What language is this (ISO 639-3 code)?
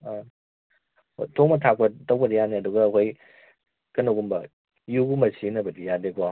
mni